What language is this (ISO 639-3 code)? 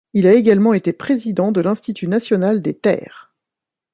fra